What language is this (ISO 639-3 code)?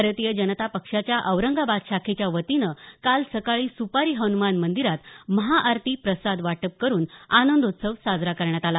mar